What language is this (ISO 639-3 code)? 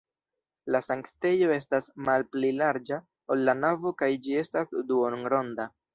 epo